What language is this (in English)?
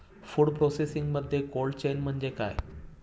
Marathi